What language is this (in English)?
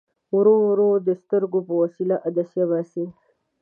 Pashto